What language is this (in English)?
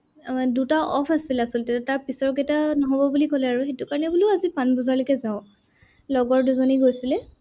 Assamese